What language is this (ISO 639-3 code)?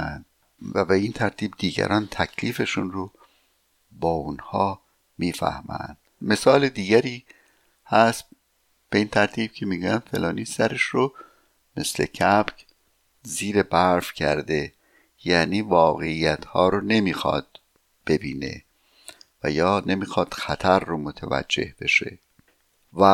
fas